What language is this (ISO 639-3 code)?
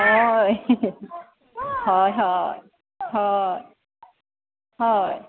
asm